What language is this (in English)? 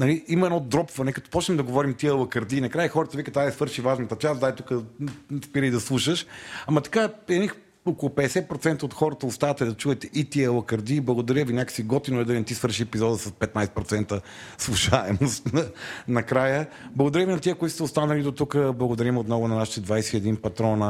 Bulgarian